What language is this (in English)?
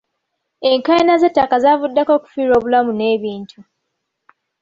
Ganda